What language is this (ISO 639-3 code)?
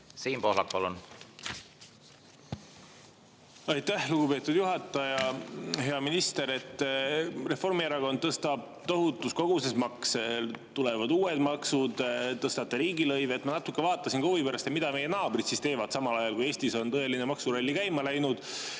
est